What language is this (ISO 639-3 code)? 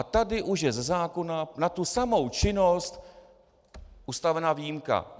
ces